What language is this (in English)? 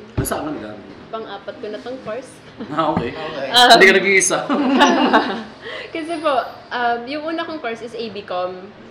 Filipino